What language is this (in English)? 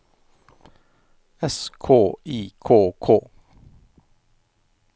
Norwegian